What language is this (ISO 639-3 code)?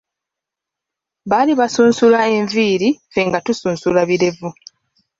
lug